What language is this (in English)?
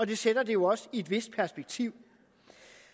Danish